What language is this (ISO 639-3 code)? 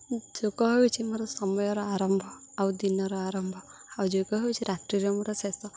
ori